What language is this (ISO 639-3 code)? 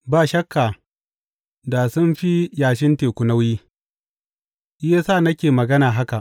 hau